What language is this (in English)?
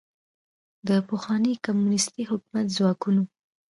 Pashto